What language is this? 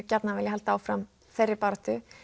Icelandic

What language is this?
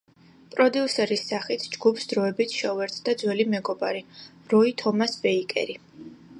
Georgian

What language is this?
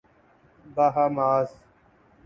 Urdu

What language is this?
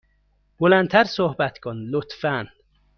Persian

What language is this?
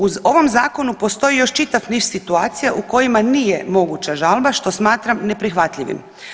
Croatian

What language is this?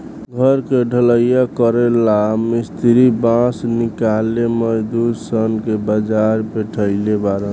Bhojpuri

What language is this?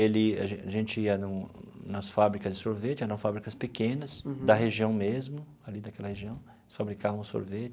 Portuguese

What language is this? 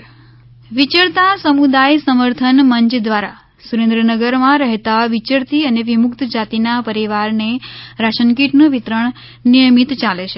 Gujarati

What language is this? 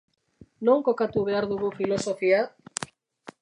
Basque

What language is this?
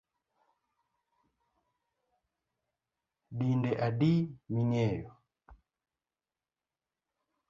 Luo (Kenya and Tanzania)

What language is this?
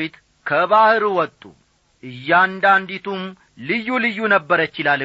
Amharic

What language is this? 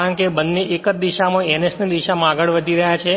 Gujarati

